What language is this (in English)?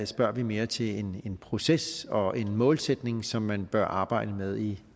Danish